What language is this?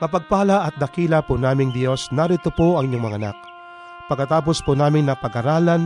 Filipino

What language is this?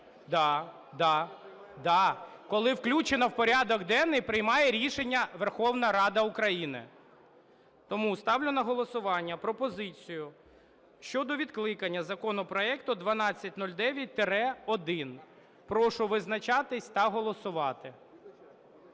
Ukrainian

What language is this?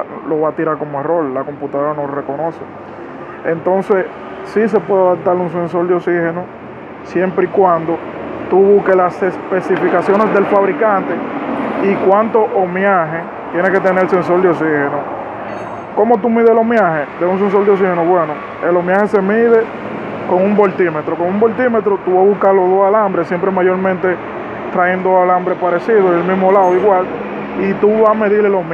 Spanish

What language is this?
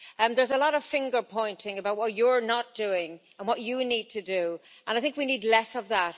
English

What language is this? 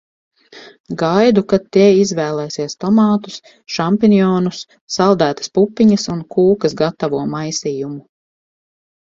Latvian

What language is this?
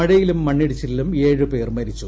Malayalam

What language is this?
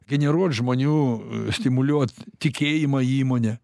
Lithuanian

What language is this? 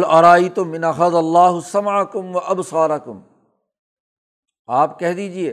Urdu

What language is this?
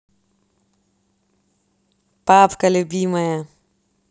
Russian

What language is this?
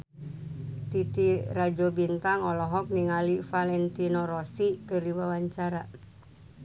Sundanese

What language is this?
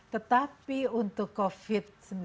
Indonesian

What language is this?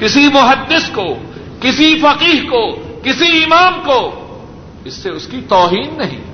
Urdu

